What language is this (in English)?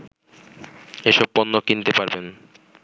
Bangla